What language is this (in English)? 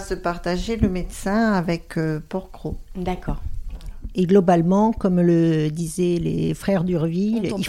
French